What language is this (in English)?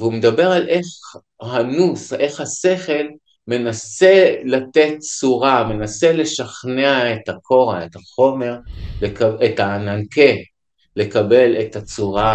Hebrew